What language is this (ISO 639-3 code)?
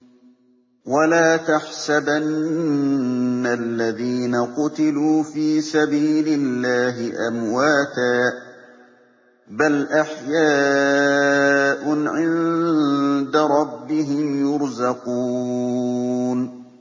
ara